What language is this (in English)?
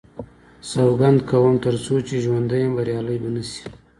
Pashto